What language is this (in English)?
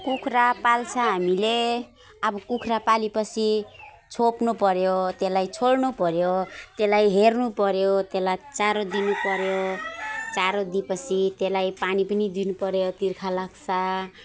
Nepali